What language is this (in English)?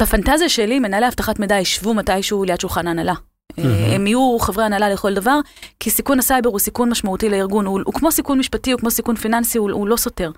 Hebrew